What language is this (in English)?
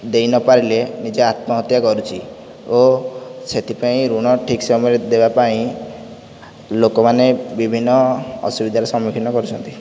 Odia